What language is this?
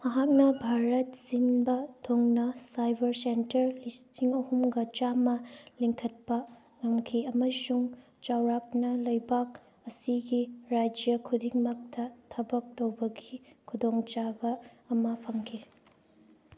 Manipuri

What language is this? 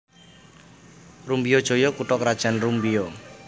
Javanese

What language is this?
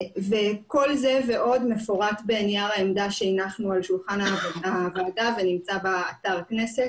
Hebrew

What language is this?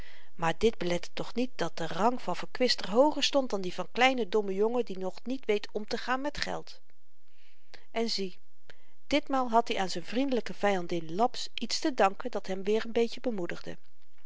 Dutch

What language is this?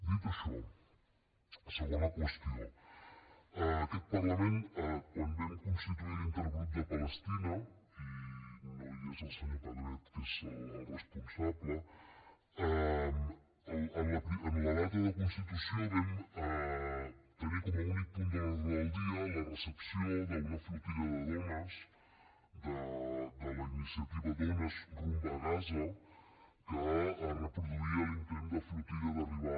Catalan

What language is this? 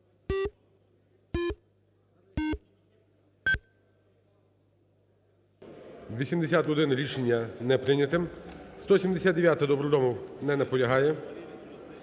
Ukrainian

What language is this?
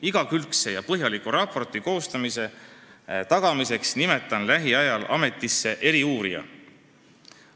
Estonian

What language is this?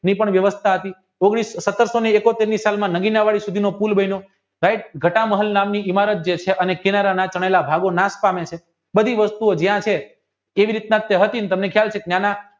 Gujarati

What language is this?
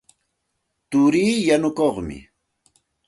Santa Ana de Tusi Pasco Quechua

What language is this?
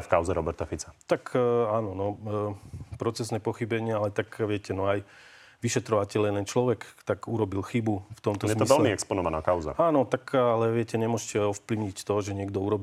Slovak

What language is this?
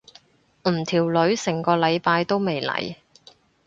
Cantonese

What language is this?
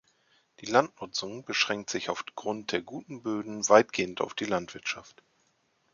German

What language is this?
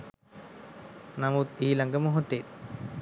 Sinhala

